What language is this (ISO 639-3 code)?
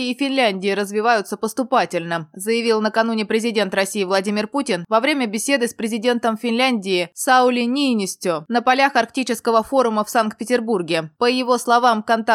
rus